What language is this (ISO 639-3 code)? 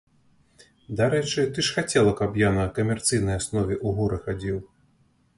bel